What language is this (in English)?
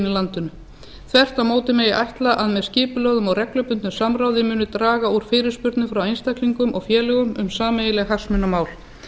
Icelandic